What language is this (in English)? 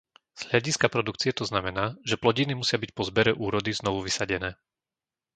Slovak